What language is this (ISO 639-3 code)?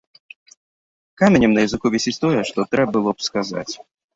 bel